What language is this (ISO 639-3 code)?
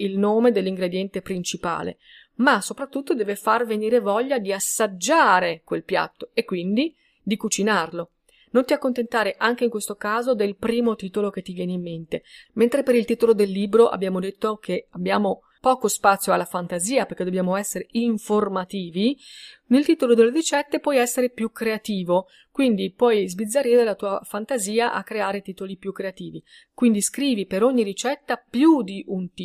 ita